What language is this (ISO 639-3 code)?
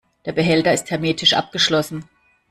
deu